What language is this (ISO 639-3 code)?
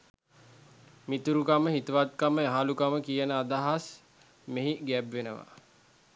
sin